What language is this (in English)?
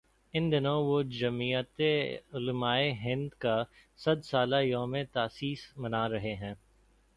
Urdu